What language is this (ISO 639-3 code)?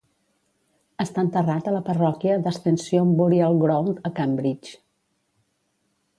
cat